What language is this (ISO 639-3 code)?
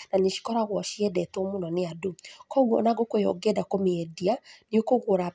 kik